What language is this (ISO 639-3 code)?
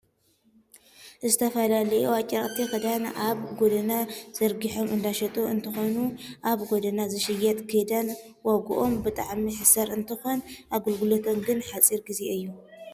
tir